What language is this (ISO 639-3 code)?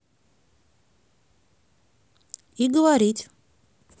rus